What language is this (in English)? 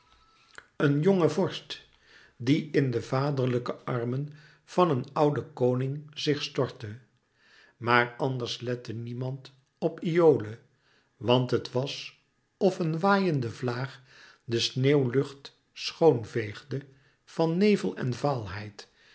Dutch